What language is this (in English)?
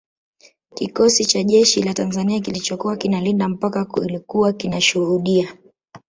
Swahili